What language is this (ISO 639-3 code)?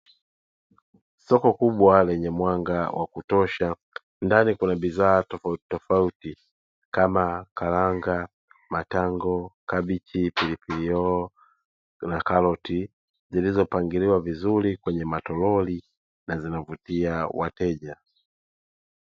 swa